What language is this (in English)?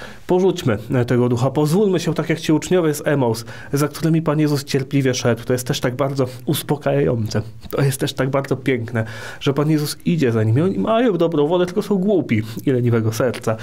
Polish